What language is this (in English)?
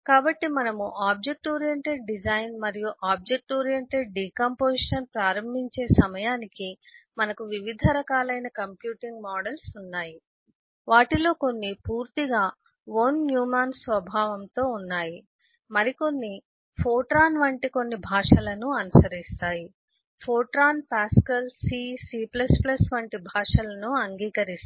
Telugu